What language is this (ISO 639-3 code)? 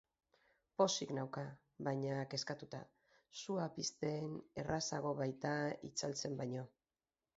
eus